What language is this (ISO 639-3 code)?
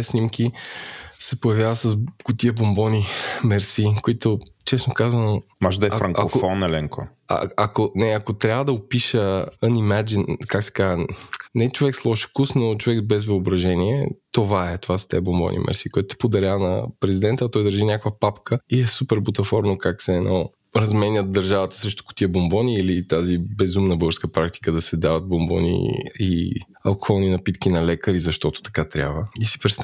bul